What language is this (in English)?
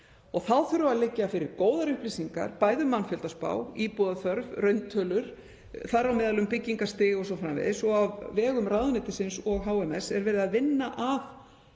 Icelandic